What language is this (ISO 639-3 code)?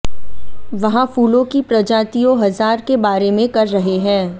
hin